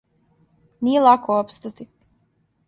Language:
Serbian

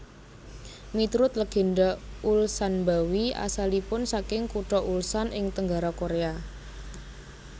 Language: Javanese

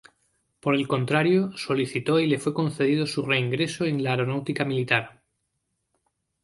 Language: Spanish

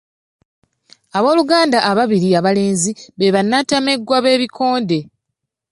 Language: Ganda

